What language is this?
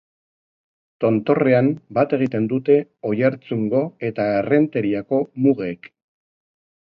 Basque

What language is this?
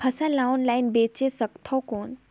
Chhattisgarhi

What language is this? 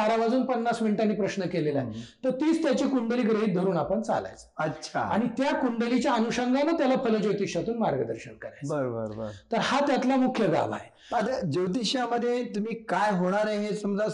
Marathi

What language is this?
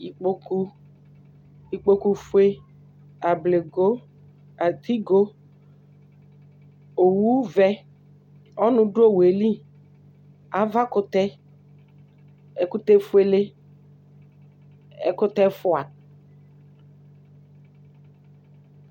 Ikposo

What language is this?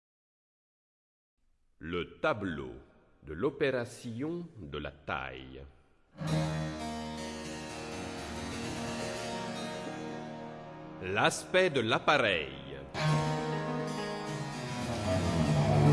French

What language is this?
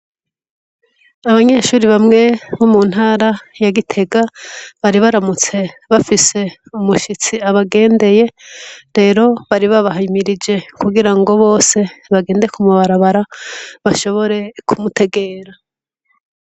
Rundi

